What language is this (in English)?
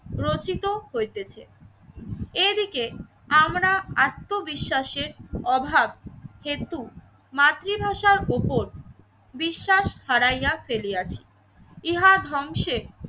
Bangla